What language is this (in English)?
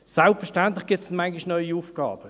Swiss German